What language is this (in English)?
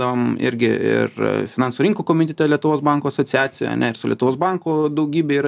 Lithuanian